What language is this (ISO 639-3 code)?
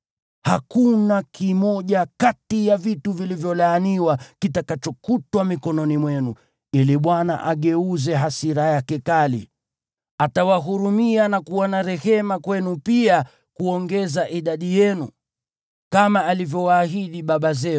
swa